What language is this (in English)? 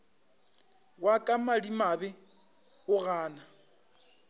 Northern Sotho